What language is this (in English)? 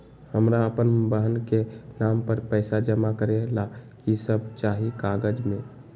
Magahi